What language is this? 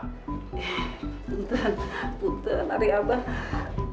Indonesian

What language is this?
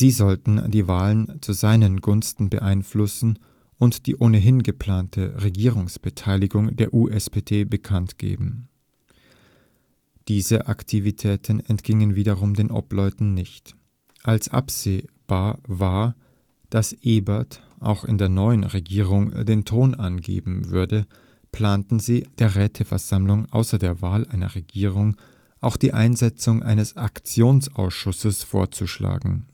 German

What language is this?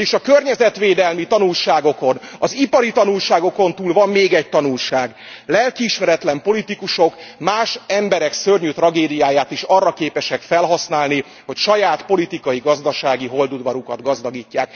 Hungarian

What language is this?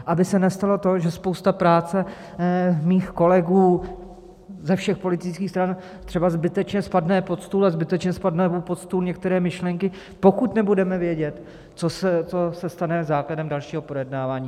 Czech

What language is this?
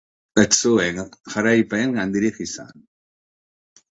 Basque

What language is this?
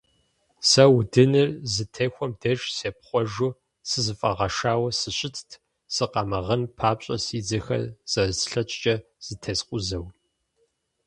Kabardian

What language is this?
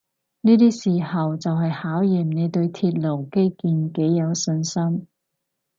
Cantonese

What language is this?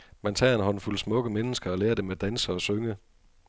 Danish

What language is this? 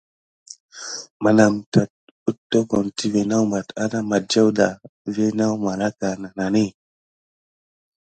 Gidar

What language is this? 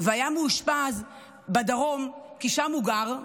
Hebrew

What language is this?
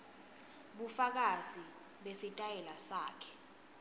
Swati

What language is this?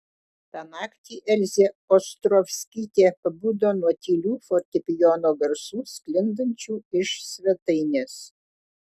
Lithuanian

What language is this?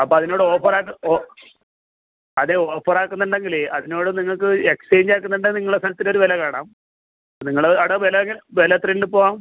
Malayalam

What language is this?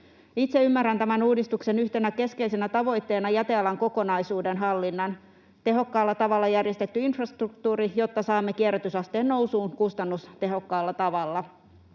Finnish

